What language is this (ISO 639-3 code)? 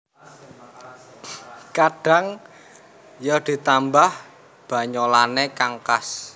jav